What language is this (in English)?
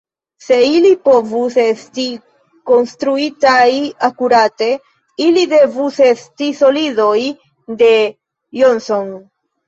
Esperanto